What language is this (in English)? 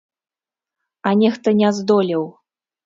Belarusian